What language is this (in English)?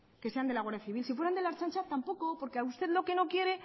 Spanish